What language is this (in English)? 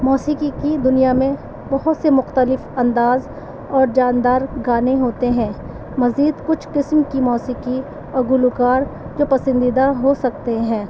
Urdu